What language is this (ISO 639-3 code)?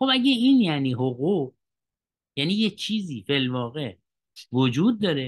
fas